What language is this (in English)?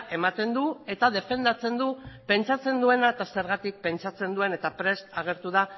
Basque